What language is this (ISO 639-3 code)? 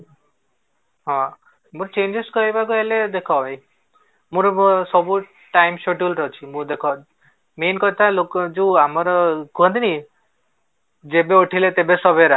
ori